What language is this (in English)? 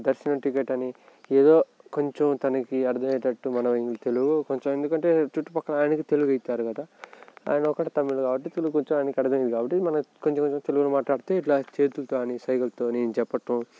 Telugu